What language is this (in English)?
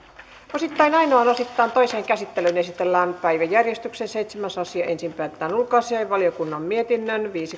Finnish